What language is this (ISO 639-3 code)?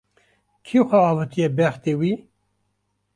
kur